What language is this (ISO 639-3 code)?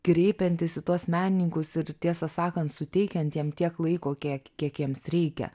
lit